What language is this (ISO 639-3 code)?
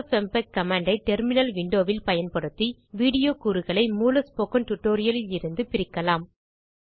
tam